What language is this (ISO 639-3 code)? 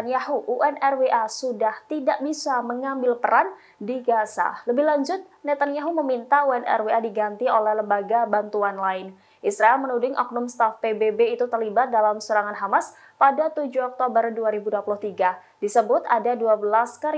ind